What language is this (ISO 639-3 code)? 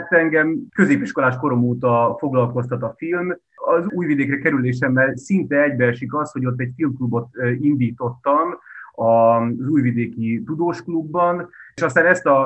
hun